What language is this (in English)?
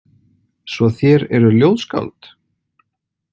Icelandic